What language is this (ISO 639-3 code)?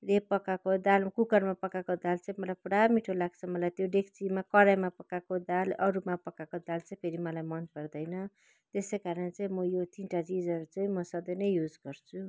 nep